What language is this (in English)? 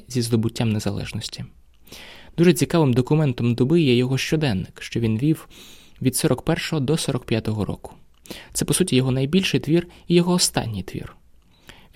Ukrainian